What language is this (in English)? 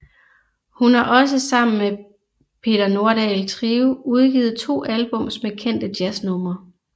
Danish